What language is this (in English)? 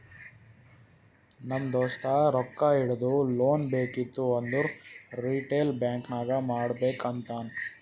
Kannada